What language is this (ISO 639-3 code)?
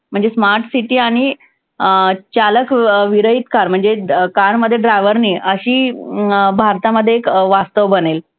mar